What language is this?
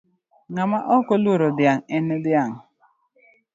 Luo (Kenya and Tanzania)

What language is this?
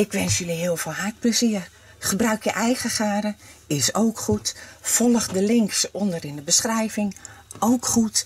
Dutch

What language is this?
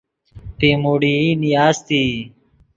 Yidgha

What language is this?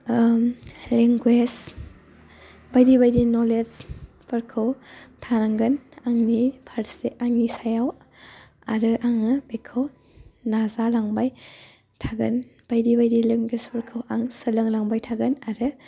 Bodo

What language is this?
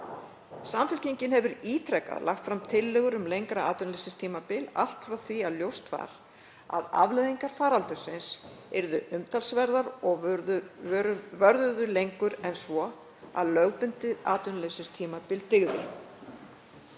Icelandic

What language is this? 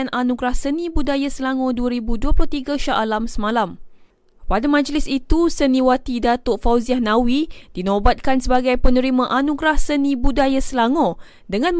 Malay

